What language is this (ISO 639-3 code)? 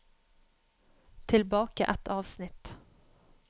nor